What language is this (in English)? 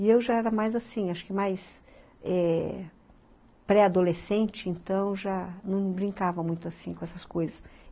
Portuguese